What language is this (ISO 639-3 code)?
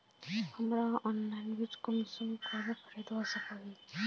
mag